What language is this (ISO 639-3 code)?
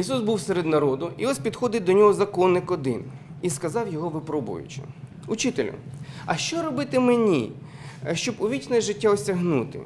ukr